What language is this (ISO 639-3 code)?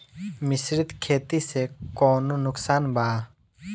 bho